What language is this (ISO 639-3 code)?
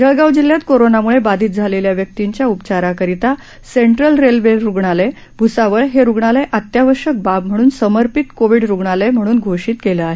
mar